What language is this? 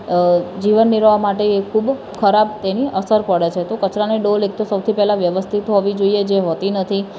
Gujarati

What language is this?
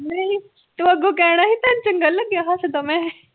Punjabi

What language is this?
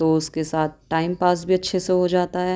Urdu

